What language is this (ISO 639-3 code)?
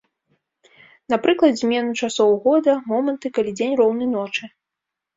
bel